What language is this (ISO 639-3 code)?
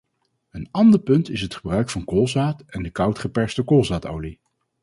nld